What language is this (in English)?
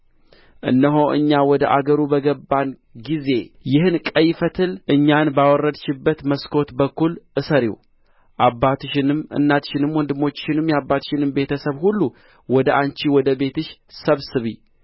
Amharic